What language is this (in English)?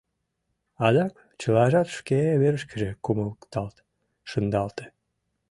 Mari